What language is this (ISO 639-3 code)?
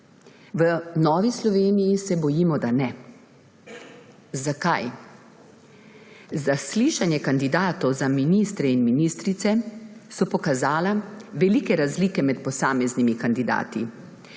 slv